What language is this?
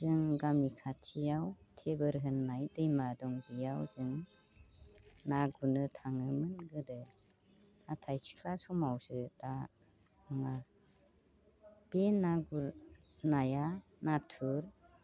Bodo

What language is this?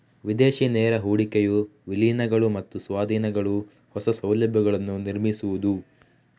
Kannada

